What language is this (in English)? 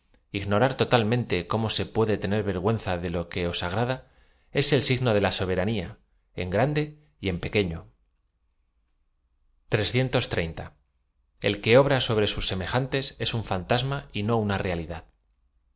Spanish